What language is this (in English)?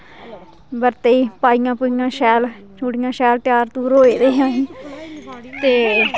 Dogri